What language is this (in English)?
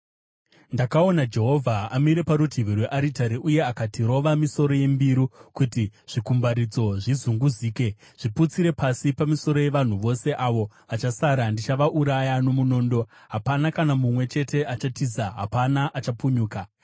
Shona